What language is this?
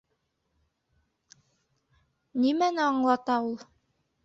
Bashkir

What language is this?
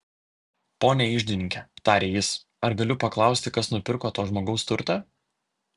Lithuanian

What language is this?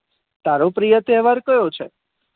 Gujarati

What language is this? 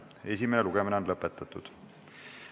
Estonian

